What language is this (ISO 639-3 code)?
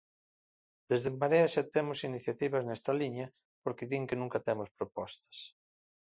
glg